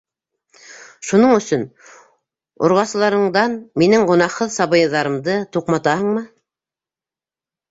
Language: Bashkir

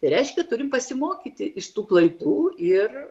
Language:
Lithuanian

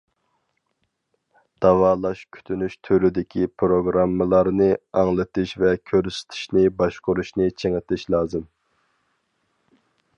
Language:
Uyghur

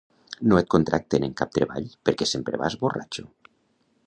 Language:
Catalan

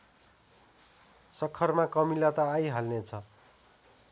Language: Nepali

